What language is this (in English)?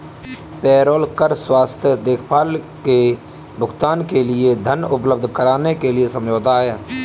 Hindi